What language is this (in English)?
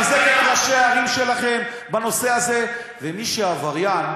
Hebrew